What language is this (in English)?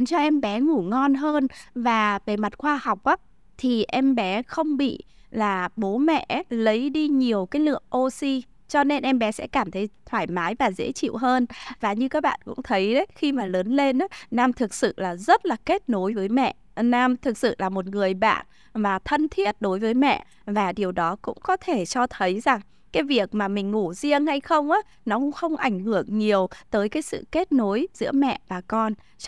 Vietnamese